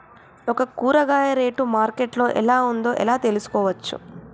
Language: Telugu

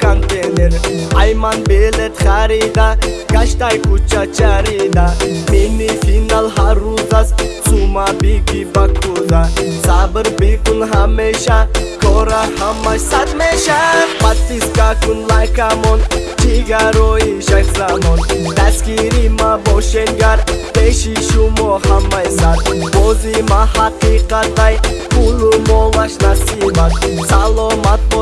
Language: Turkish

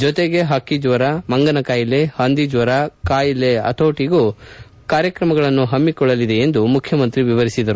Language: Kannada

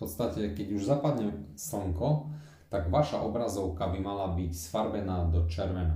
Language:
Slovak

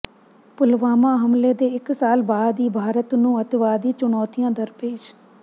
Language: Punjabi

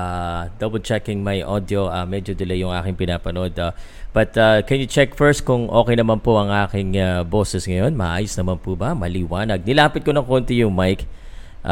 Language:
Filipino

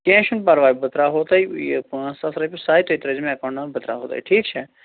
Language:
Kashmiri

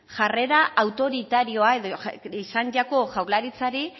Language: Basque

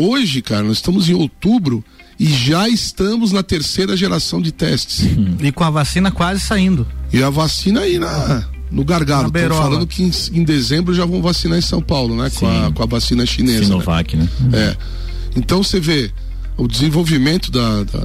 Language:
Portuguese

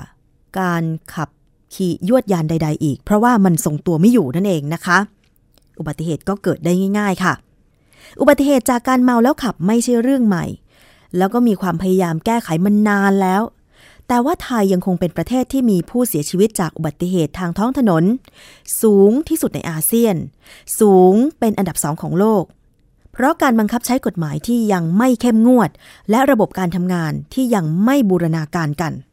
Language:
Thai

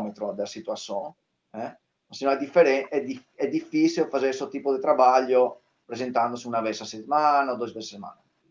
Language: Portuguese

